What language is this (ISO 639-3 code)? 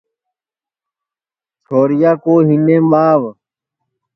ssi